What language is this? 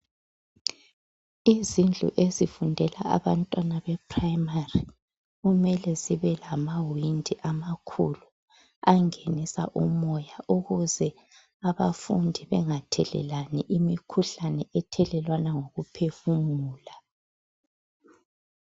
North Ndebele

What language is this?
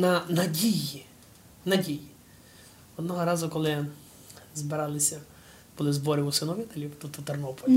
Ukrainian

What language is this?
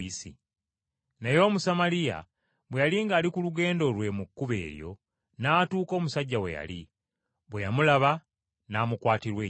Ganda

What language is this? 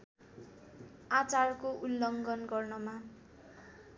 Nepali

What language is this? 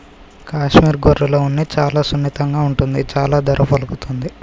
Telugu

